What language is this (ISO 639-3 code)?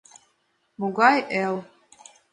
chm